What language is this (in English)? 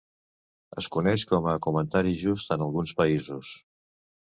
Catalan